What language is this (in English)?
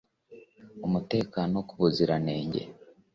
Kinyarwanda